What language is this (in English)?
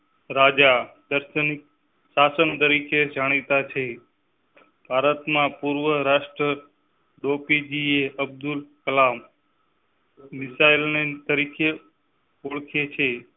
Gujarati